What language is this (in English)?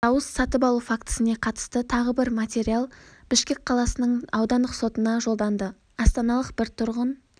Kazakh